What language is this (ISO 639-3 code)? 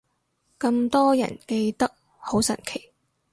yue